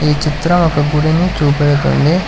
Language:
Telugu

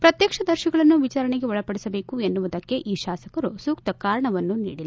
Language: Kannada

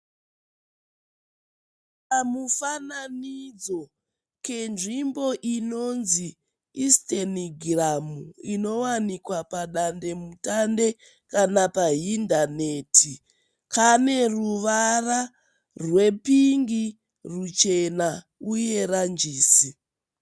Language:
Shona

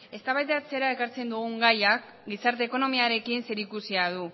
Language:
Basque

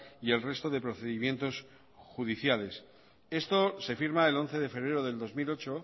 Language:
Spanish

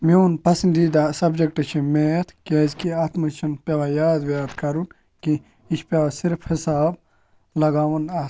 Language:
Kashmiri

